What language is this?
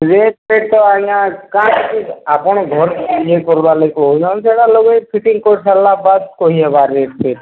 Odia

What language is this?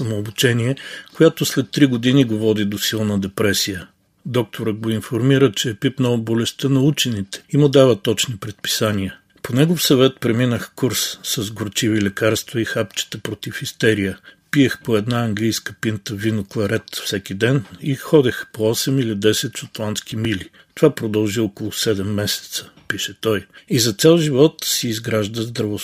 Bulgarian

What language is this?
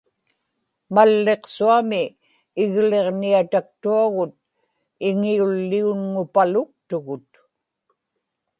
Inupiaq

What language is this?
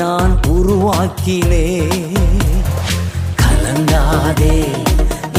Urdu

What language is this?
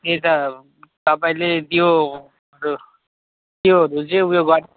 Nepali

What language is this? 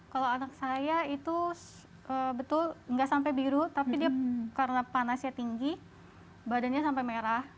Indonesian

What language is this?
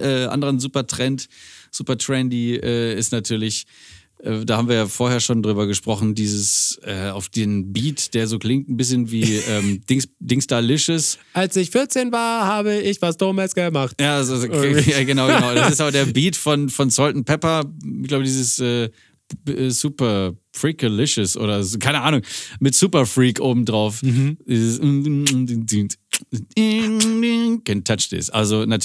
German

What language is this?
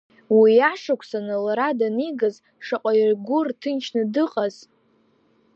Abkhazian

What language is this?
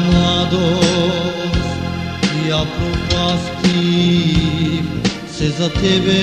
Romanian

